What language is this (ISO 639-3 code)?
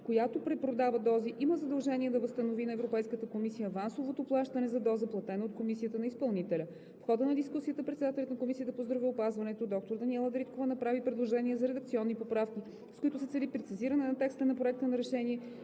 bul